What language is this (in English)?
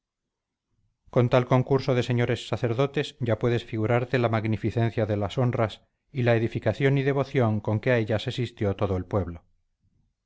Spanish